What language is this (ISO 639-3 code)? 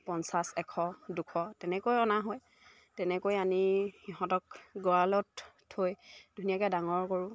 asm